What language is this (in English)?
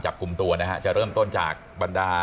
Thai